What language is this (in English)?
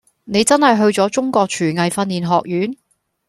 Cantonese